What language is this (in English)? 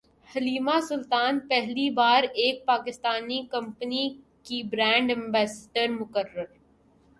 Urdu